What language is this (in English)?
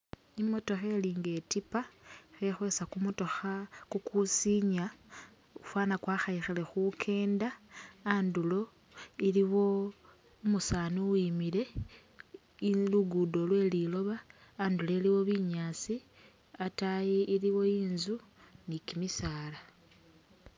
Masaaba